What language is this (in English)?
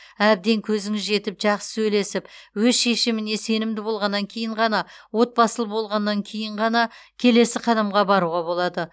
Kazakh